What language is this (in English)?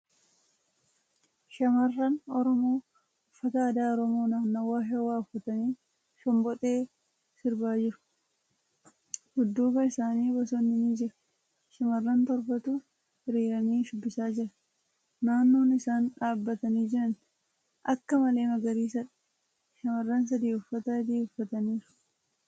Oromo